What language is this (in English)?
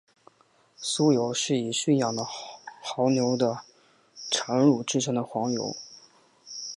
Chinese